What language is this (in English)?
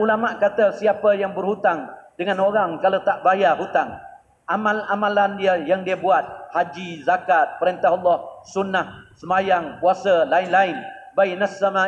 Malay